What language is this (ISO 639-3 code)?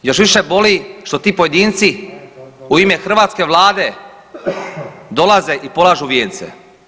hrv